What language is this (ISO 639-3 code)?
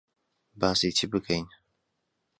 ckb